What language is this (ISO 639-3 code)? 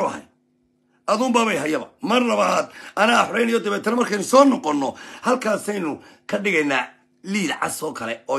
ara